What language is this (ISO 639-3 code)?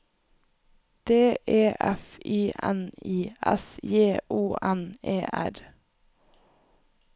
nor